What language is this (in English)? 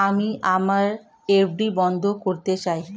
Bangla